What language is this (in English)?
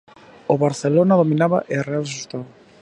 Galician